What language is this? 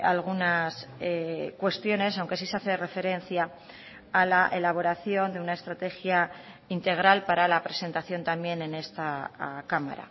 Spanish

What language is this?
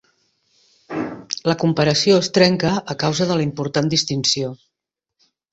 Catalan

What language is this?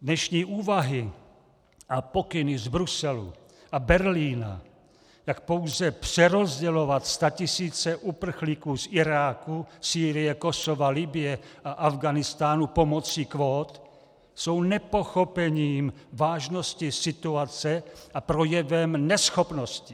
Czech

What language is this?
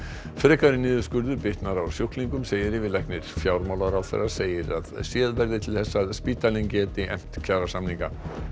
Icelandic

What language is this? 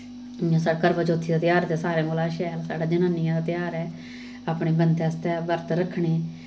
Dogri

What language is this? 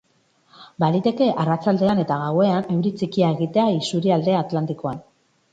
Basque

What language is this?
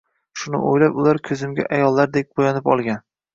Uzbek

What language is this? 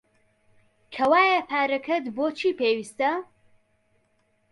Central Kurdish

